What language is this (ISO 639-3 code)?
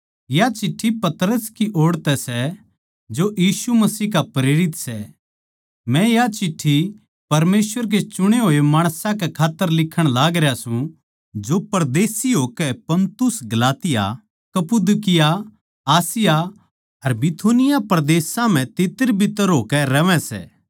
bgc